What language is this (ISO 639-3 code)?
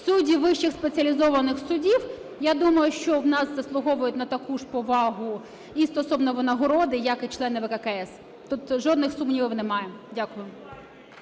ukr